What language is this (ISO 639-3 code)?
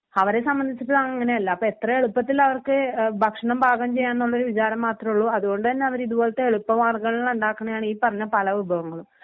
mal